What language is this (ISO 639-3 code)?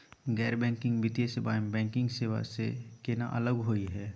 mag